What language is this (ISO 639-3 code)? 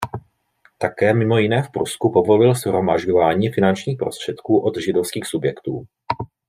ces